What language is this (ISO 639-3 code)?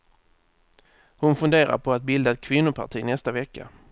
swe